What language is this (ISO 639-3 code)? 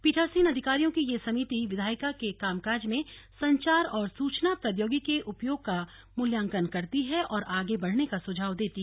hin